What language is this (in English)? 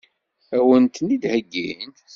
Kabyle